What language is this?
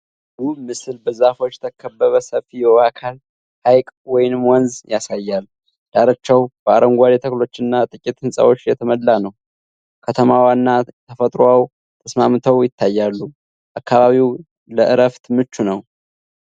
Amharic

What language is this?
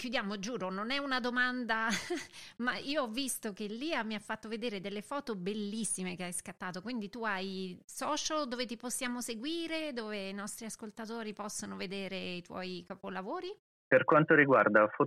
Italian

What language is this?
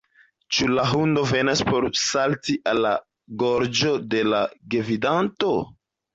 Esperanto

